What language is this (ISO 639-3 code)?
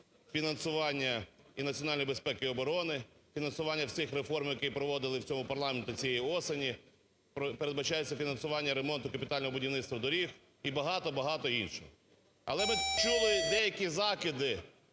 ukr